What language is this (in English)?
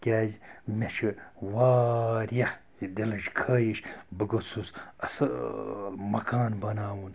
Kashmiri